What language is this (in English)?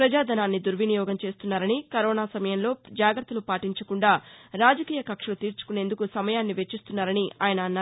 Telugu